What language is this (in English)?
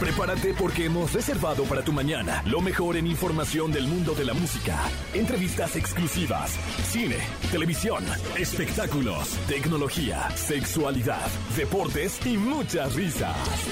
Spanish